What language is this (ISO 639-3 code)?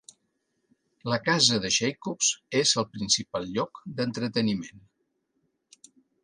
cat